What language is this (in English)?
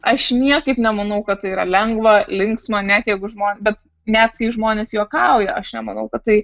Lithuanian